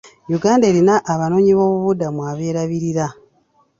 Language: Ganda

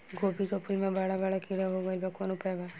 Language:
Bhojpuri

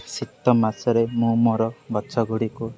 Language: Odia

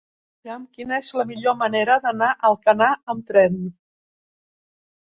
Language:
Catalan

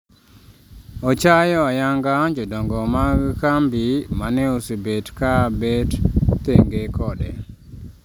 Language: Luo (Kenya and Tanzania)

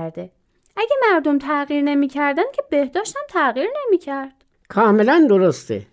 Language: Persian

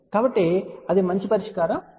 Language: Telugu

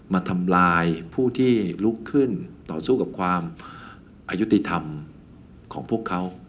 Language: Thai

